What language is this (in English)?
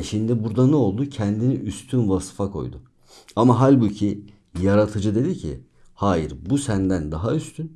Turkish